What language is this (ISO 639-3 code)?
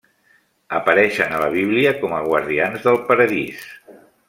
cat